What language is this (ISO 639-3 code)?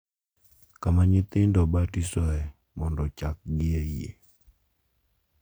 luo